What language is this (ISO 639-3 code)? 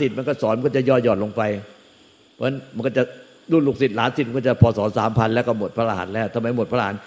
tha